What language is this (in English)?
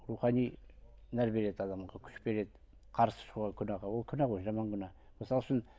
Kazakh